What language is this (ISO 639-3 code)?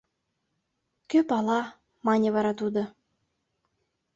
chm